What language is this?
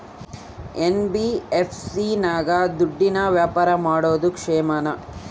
Kannada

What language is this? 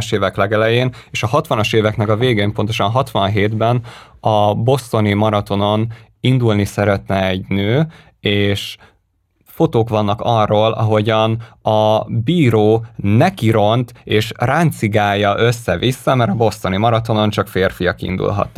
Hungarian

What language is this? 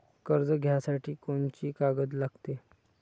Marathi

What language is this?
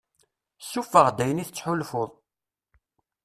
Kabyle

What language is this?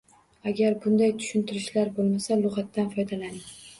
Uzbek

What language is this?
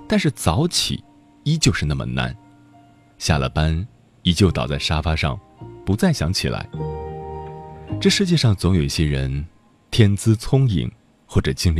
Chinese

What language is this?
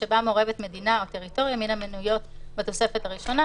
Hebrew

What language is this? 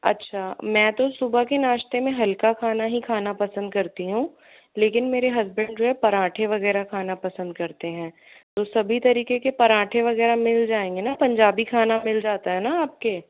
Hindi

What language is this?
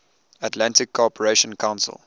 English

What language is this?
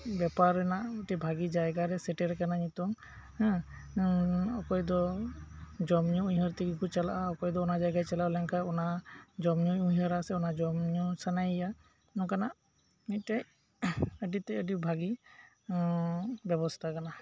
Santali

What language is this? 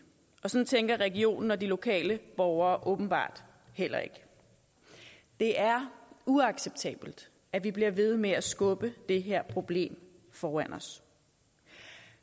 Danish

